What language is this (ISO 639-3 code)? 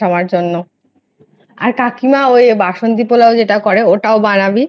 ben